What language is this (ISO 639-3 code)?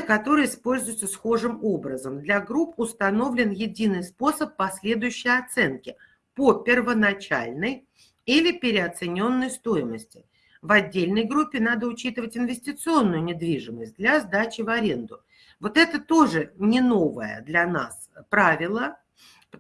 rus